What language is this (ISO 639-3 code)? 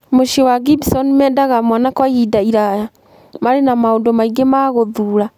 kik